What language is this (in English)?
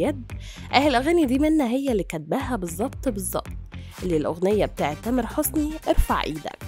Arabic